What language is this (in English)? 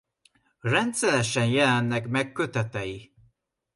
Hungarian